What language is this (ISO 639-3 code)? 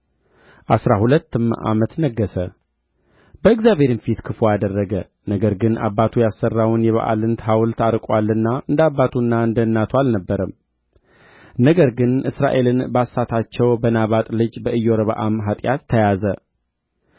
amh